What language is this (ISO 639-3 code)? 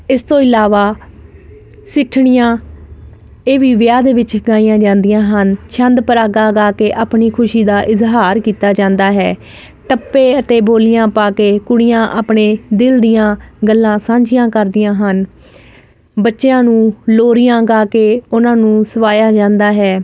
pan